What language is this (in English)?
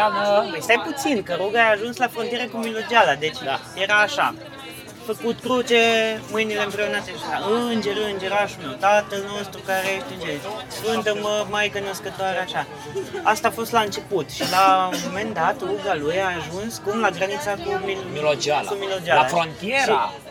Romanian